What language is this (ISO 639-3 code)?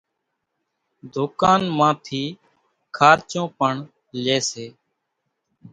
gjk